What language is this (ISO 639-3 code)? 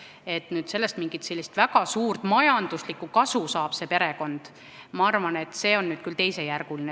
est